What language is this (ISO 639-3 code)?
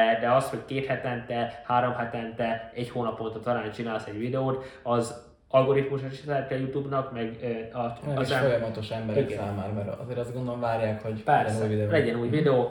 hun